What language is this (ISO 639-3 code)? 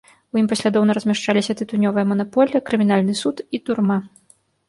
bel